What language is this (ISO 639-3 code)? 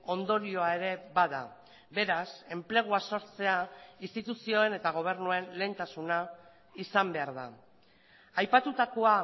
eus